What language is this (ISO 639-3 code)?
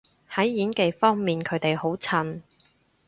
yue